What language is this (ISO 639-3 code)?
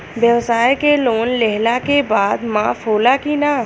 bho